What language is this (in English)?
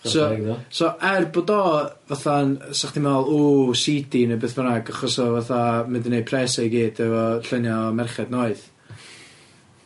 Welsh